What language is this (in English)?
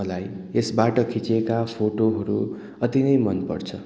Nepali